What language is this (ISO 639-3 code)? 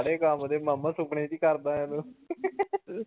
pan